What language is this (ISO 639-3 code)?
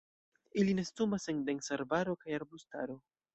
epo